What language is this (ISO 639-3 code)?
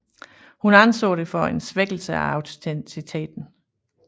dan